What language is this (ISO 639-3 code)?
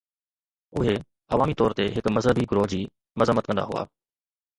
snd